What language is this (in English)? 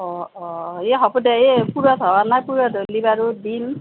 Assamese